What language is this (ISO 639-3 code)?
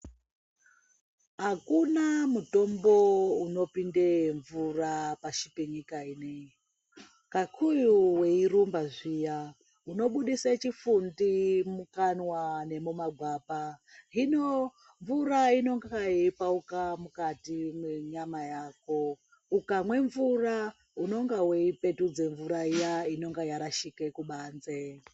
ndc